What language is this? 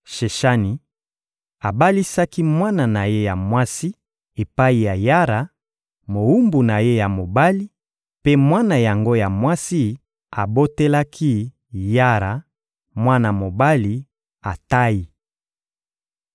Lingala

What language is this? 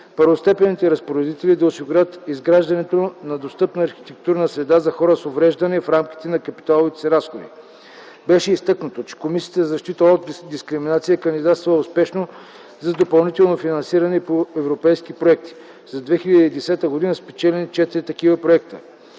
Bulgarian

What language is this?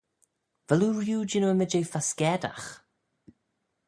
Manx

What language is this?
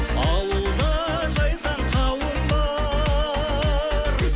Kazakh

